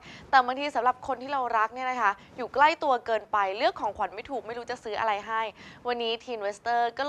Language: Thai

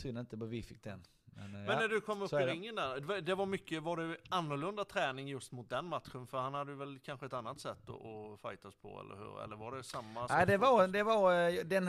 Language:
Swedish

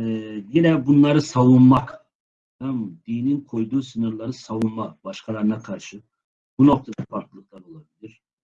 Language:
Turkish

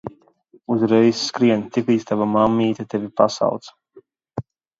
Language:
Latvian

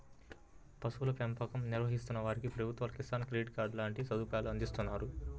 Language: Telugu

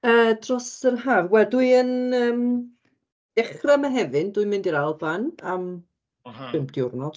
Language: Welsh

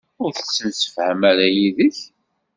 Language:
Kabyle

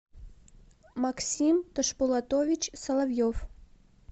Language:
Russian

